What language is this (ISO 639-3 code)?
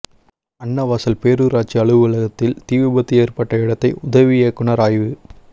tam